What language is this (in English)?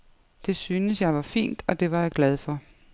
Danish